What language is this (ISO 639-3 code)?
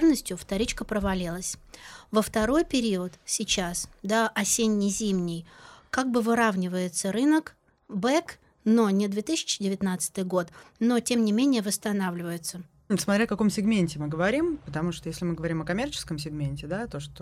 rus